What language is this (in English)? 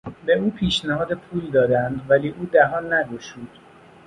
Persian